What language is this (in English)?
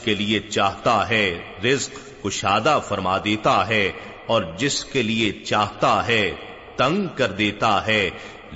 Urdu